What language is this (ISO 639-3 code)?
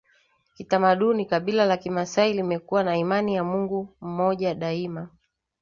swa